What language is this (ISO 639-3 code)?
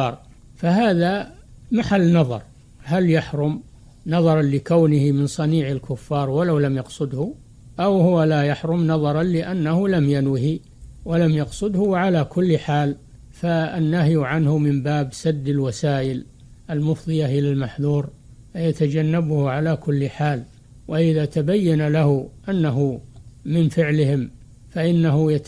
ara